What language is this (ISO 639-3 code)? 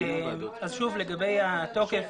heb